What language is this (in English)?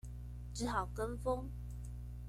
Chinese